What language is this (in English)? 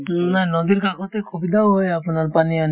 Assamese